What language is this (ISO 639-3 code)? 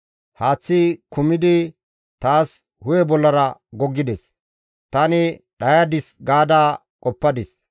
gmv